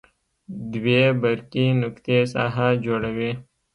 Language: Pashto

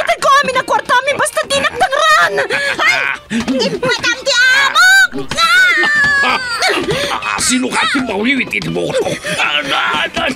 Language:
Filipino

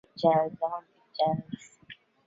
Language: Swahili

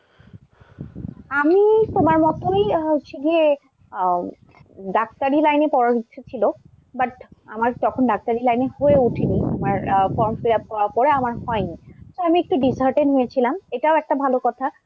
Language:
Bangla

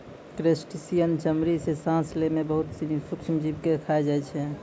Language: Maithili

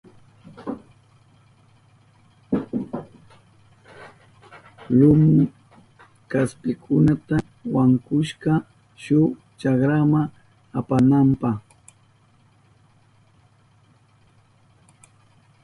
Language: Southern Pastaza Quechua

